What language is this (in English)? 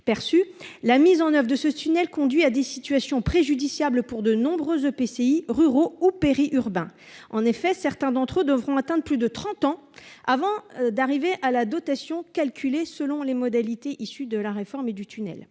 French